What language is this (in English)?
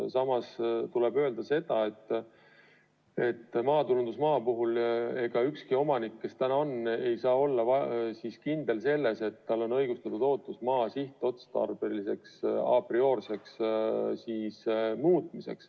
Estonian